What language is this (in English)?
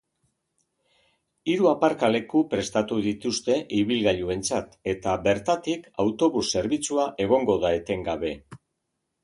Basque